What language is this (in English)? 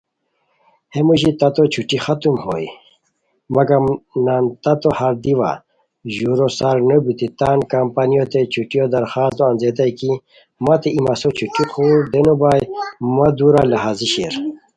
Khowar